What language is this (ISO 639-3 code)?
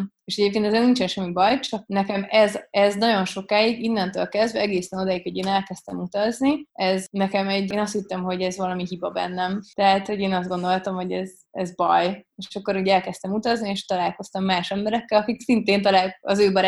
hun